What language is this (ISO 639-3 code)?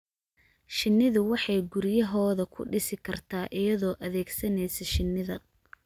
som